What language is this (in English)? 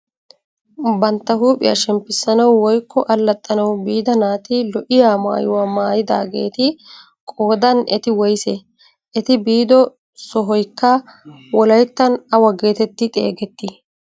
Wolaytta